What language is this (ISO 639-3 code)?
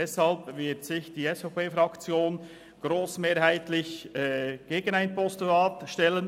gsw